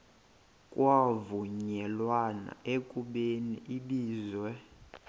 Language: Xhosa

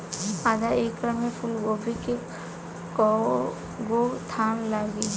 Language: Bhojpuri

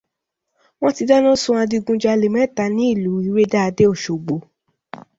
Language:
Yoruba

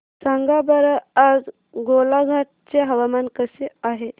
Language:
Marathi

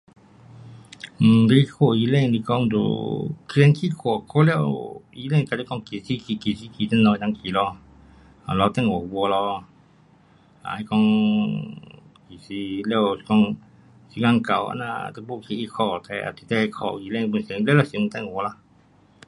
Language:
Pu-Xian Chinese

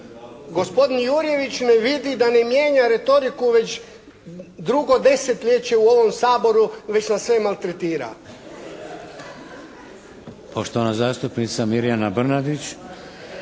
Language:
Croatian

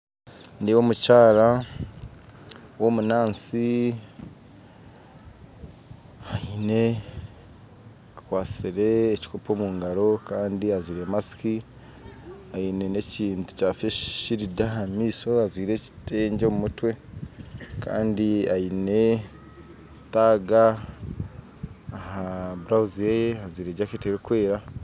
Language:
Nyankole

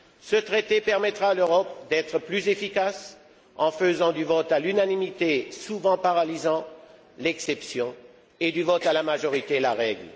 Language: French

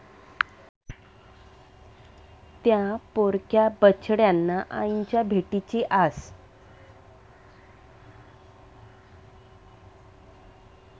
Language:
Marathi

